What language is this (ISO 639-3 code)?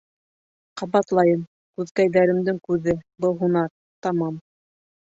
bak